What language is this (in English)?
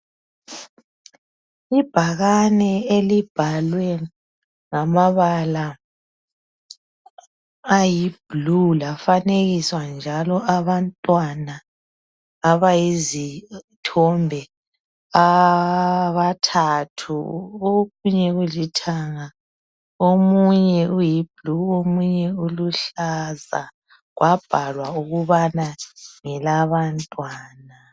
North Ndebele